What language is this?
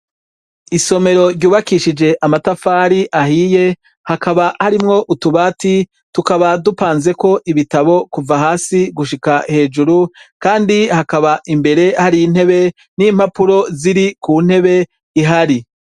Rundi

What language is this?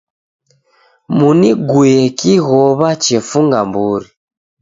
Taita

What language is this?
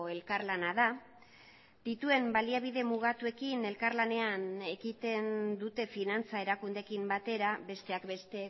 Basque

